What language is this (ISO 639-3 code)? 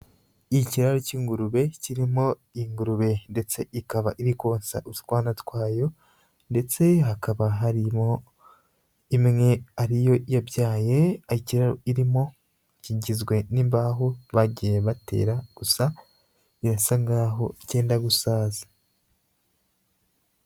kin